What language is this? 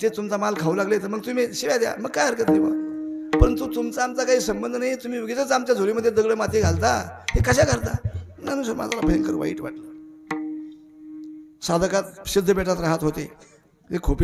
Arabic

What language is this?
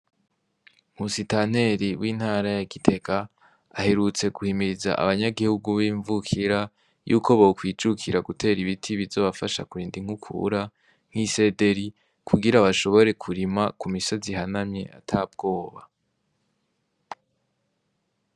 Rundi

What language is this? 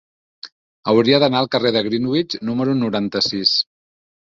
Catalan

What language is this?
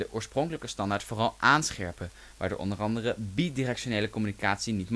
Dutch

